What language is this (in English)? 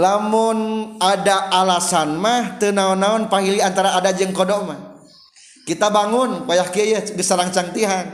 Indonesian